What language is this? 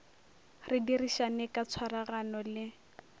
Northern Sotho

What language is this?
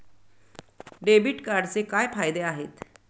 Marathi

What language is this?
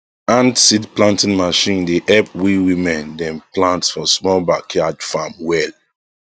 Nigerian Pidgin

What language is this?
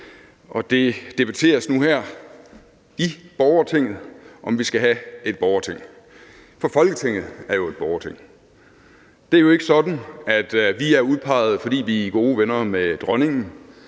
Danish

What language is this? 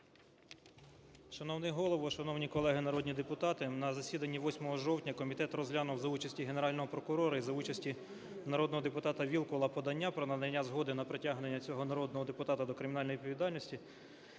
Ukrainian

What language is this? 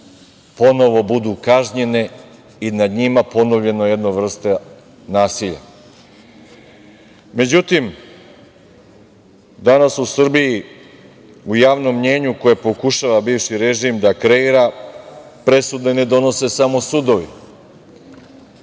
Serbian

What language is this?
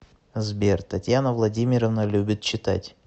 Russian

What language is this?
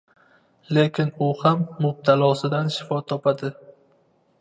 Uzbek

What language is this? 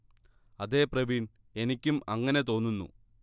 Malayalam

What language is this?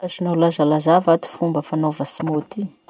Masikoro Malagasy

